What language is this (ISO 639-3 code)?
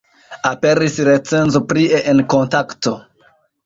epo